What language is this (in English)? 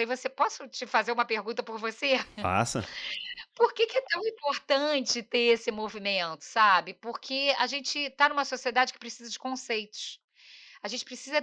Portuguese